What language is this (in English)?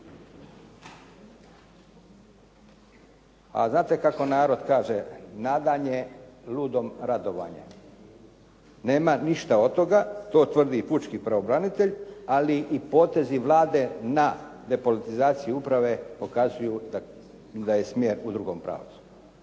Croatian